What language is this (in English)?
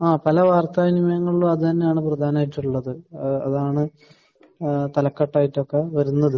Malayalam